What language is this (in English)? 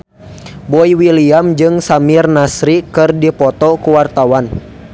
Sundanese